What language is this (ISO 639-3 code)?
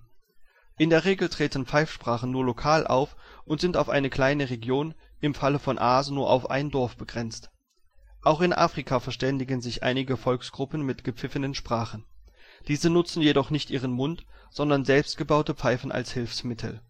deu